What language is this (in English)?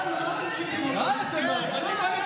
Hebrew